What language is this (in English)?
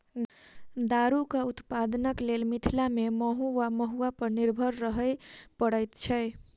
Maithili